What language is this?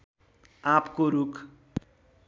Nepali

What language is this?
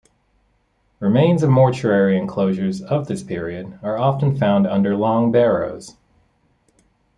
English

